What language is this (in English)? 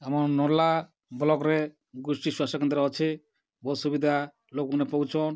Odia